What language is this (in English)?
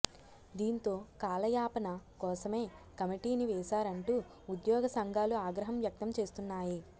Telugu